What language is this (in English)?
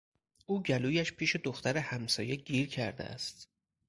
Persian